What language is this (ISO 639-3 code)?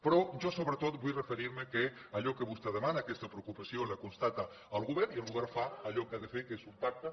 cat